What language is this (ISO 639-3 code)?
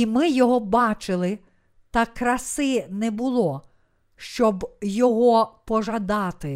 ukr